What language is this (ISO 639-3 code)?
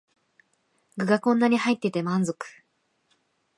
jpn